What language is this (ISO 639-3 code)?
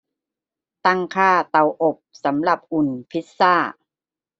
tha